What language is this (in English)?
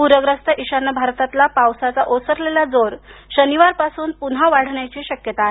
Marathi